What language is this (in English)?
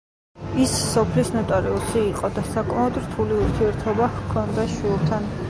Georgian